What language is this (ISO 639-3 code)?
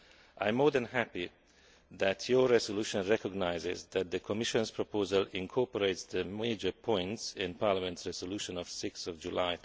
eng